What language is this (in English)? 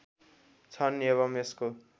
Nepali